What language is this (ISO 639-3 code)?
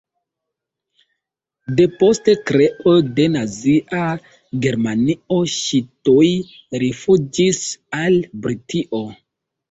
epo